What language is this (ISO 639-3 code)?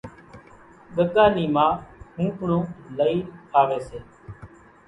gjk